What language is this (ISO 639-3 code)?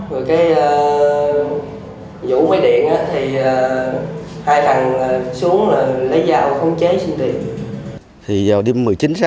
vie